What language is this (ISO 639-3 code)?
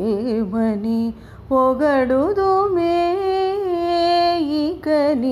tel